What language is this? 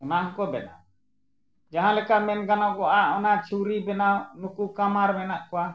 Santali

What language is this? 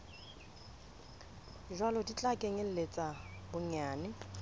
Southern Sotho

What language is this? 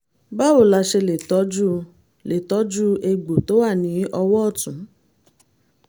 Yoruba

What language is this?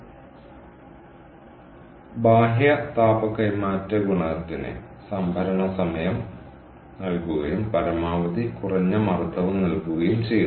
Malayalam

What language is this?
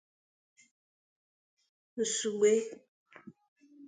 Igbo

